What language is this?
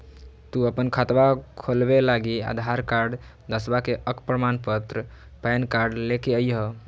Magahi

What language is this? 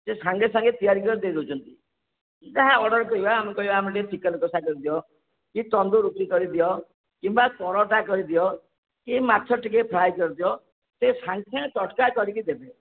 Odia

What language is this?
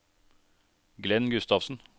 Norwegian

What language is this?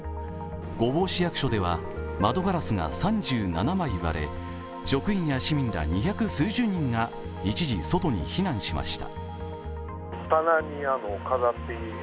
Japanese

